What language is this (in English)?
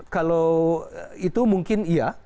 Indonesian